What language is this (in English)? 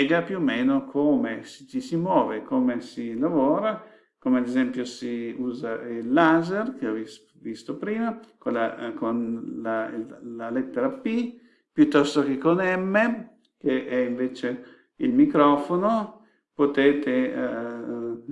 Italian